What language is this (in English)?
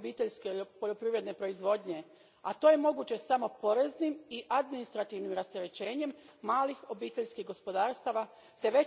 Croatian